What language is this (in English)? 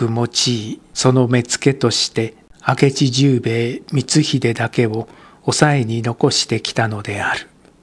Japanese